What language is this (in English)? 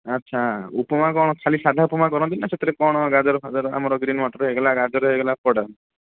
Odia